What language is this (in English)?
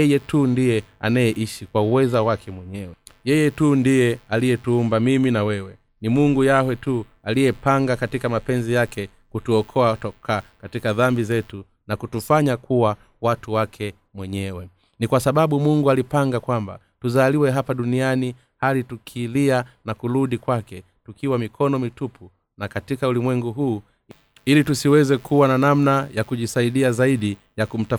Swahili